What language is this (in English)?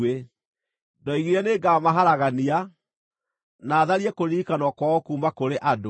Kikuyu